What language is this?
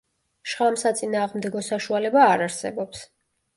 Georgian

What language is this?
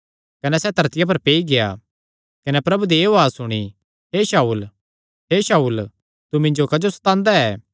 Kangri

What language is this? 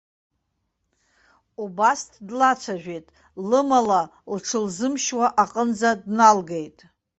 Abkhazian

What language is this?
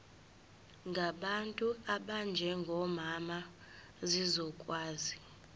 Zulu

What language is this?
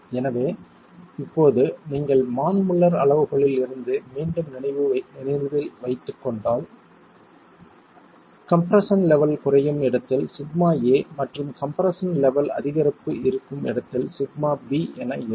Tamil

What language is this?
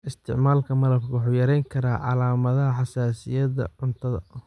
Somali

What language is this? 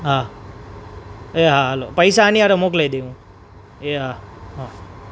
Gujarati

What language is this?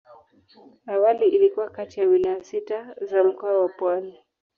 Swahili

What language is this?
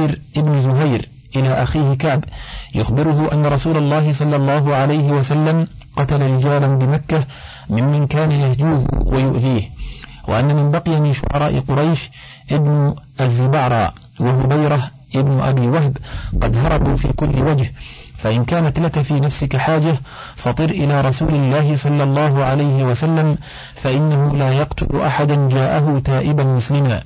Arabic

